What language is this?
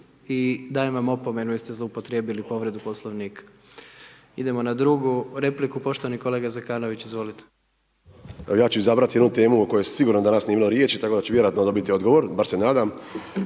Croatian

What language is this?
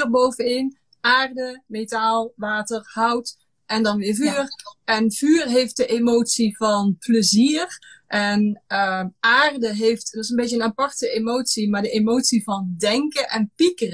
Dutch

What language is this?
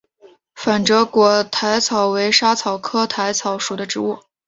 Chinese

